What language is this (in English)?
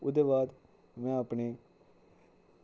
Dogri